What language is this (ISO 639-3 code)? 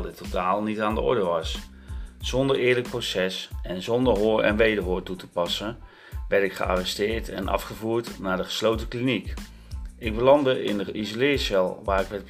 nld